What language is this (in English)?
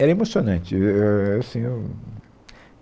Portuguese